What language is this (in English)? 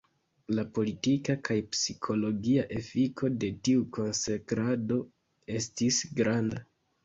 Esperanto